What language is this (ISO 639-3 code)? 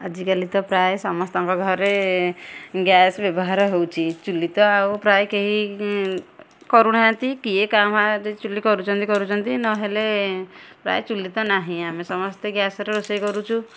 ori